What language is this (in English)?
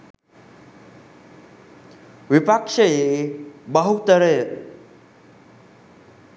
Sinhala